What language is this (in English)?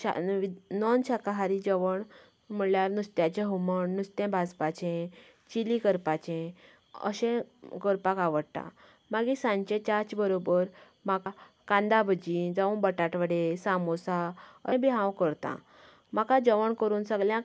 Konkani